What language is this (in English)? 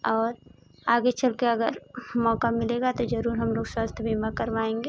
Hindi